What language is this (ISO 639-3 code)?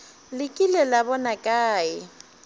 nso